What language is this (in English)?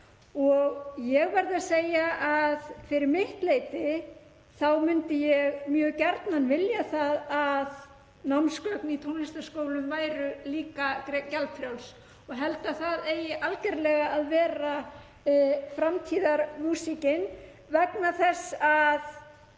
Icelandic